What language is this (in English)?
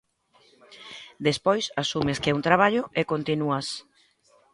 Galician